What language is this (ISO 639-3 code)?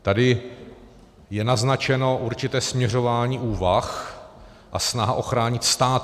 ces